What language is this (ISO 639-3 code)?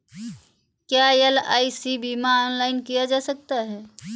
hin